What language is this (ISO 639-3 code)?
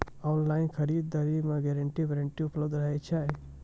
mai